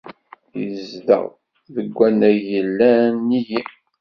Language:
Kabyle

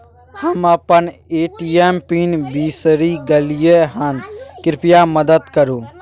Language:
Maithili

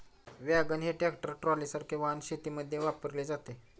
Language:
Marathi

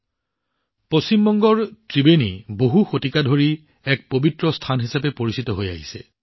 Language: Assamese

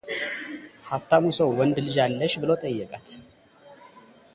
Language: Amharic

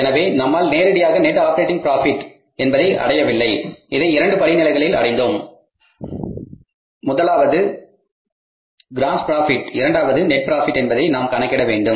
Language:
Tamil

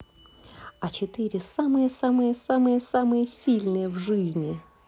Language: Russian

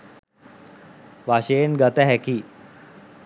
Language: Sinhala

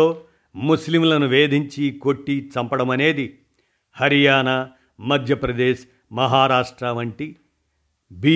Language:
Telugu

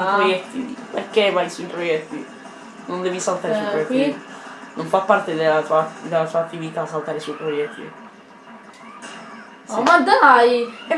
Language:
Italian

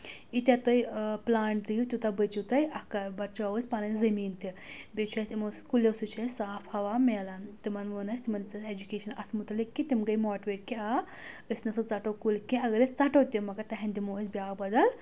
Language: Kashmiri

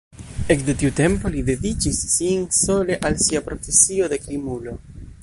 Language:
Esperanto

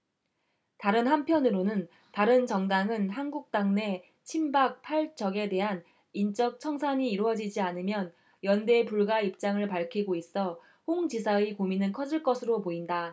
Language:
Korean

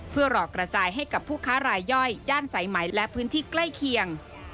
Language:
Thai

